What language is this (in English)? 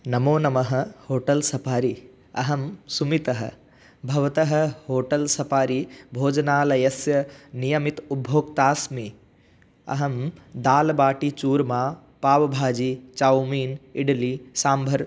Sanskrit